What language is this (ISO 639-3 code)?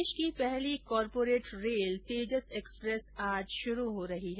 hin